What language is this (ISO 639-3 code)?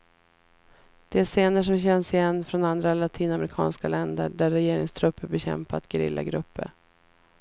swe